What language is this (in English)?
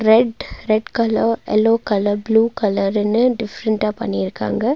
Tamil